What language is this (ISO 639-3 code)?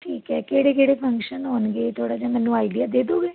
pan